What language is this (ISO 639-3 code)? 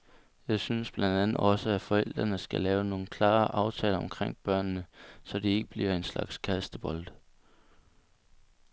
dan